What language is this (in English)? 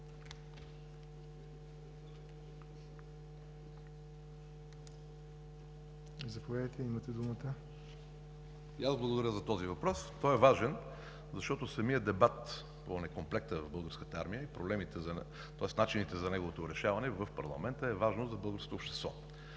Bulgarian